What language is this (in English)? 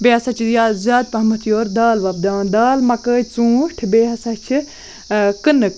Kashmiri